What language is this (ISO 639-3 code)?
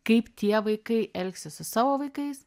lit